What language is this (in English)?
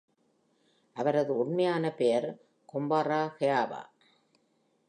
Tamil